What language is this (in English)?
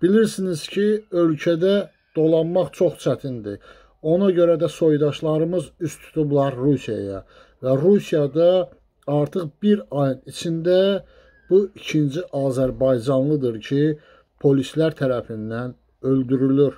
Turkish